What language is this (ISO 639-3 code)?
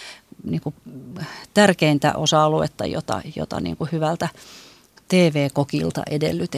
fin